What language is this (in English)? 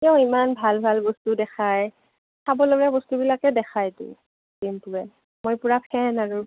Assamese